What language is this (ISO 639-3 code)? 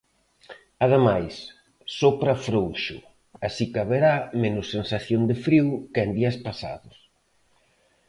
glg